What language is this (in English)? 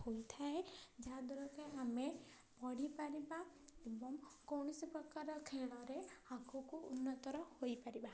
Odia